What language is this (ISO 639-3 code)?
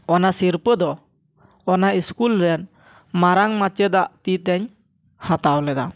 sat